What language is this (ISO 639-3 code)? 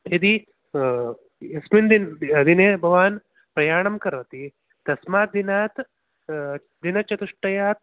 san